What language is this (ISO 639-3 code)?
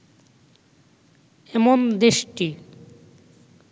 ben